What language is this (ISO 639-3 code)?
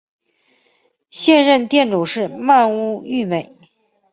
zho